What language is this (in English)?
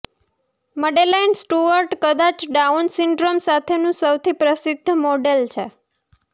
Gujarati